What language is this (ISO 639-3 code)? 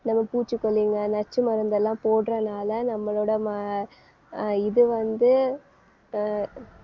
tam